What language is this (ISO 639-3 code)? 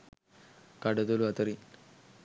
sin